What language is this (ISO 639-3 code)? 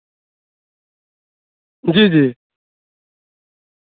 urd